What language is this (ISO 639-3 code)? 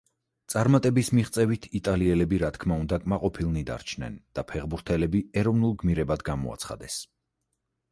kat